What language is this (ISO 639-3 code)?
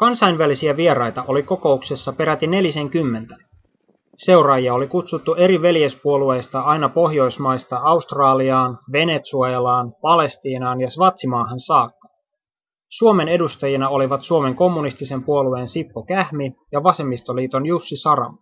fin